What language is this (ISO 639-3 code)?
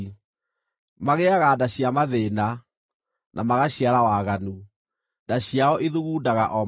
kik